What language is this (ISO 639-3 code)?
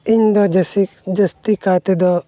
sat